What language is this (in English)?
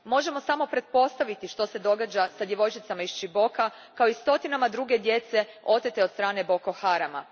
Croatian